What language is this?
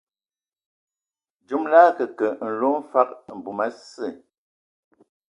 Ewondo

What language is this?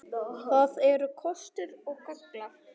Icelandic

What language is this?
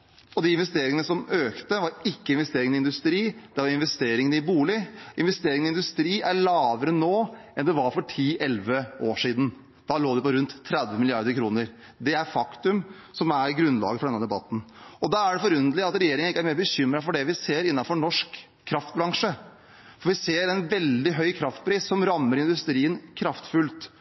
Norwegian Bokmål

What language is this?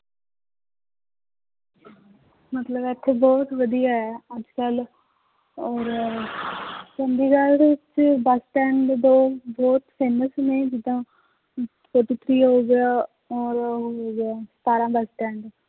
Punjabi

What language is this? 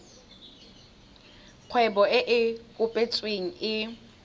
Tswana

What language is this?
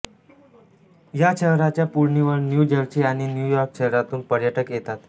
Marathi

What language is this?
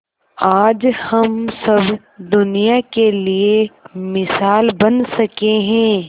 Hindi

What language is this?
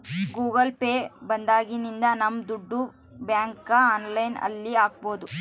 Kannada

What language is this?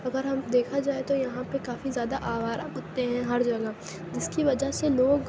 Urdu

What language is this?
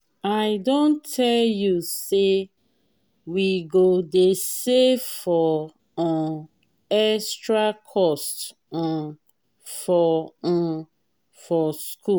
Nigerian Pidgin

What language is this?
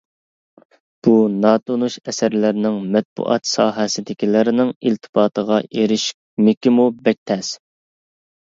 Uyghur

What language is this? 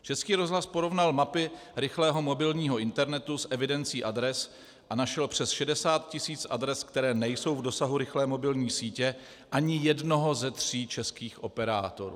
Czech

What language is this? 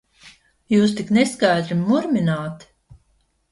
Latvian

